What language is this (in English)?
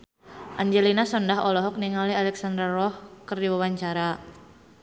Sundanese